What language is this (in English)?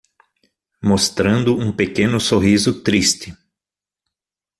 Portuguese